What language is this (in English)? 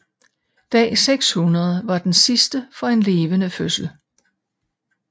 Danish